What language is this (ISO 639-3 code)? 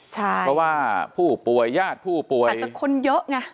tha